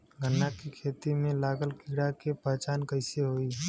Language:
Bhojpuri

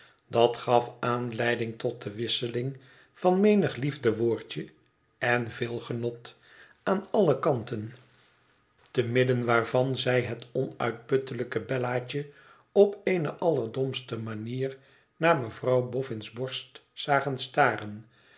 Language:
Dutch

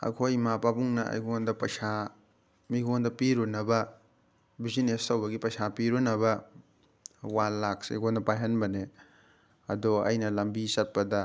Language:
Manipuri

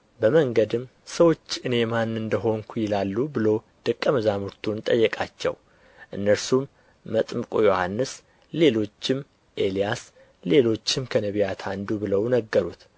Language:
Amharic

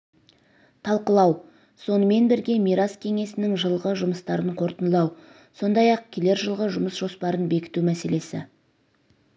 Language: Kazakh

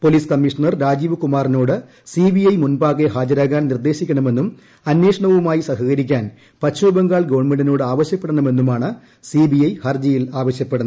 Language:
Malayalam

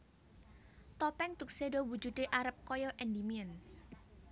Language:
Javanese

